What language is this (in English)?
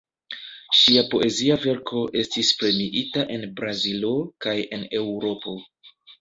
Esperanto